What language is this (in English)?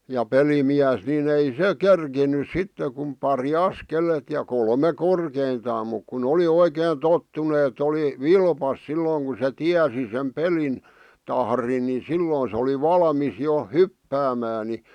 Finnish